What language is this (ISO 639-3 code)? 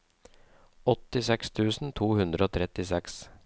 nor